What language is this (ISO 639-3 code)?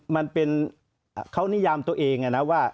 tha